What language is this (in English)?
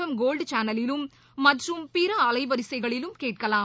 Tamil